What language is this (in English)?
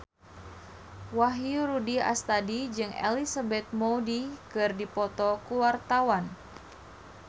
Sundanese